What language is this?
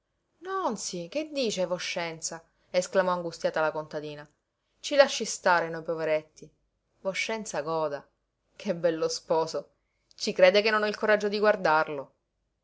Italian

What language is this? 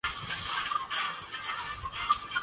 Urdu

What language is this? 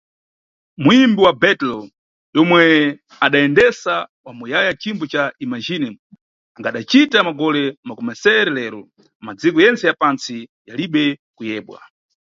Nyungwe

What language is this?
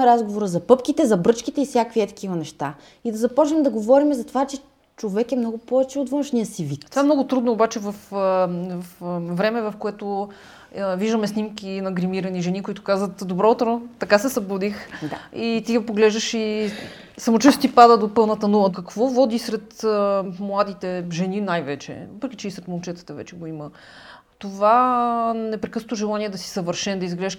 Bulgarian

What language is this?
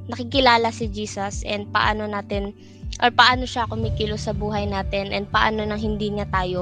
Filipino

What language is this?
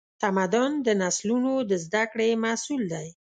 Pashto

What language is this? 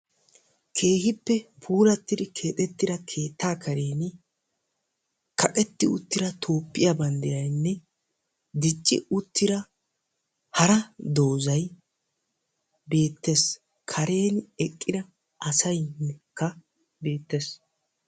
Wolaytta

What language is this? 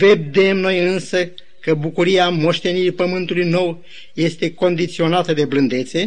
Romanian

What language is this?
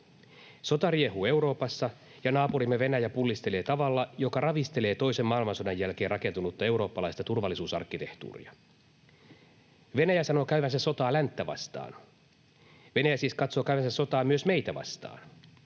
Finnish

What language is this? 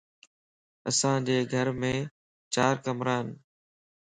Lasi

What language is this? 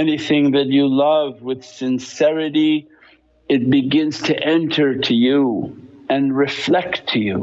English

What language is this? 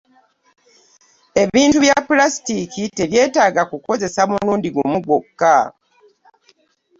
Ganda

